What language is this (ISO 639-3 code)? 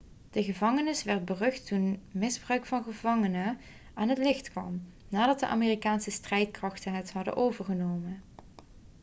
nld